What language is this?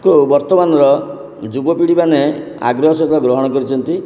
Odia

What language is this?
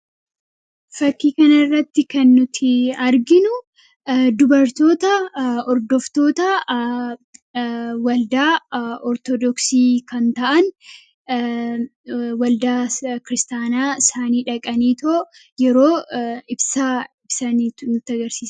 Oromo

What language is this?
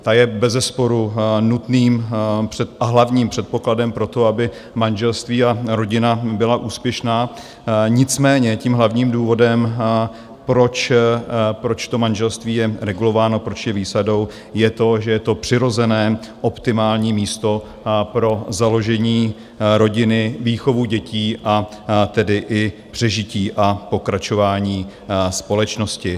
Czech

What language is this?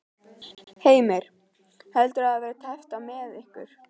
Icelandic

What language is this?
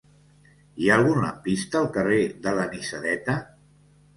Catalan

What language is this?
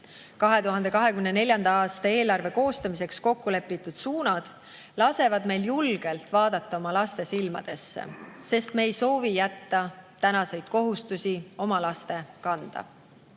Estonian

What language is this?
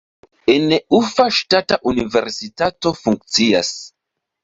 Esperanto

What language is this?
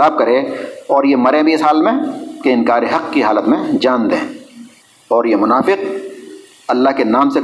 Urdu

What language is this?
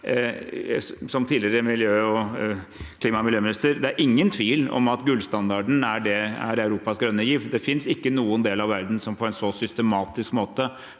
Norwegian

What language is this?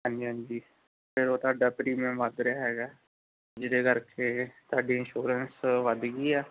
Punjabi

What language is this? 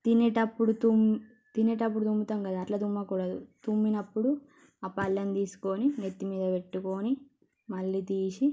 Telugu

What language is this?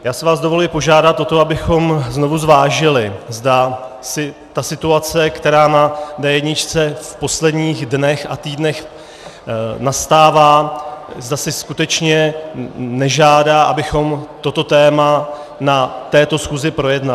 Czech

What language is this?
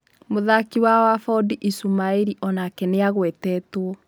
Kikuyu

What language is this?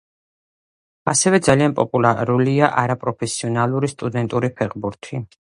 Georgian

